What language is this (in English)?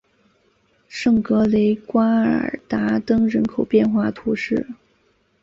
Chinese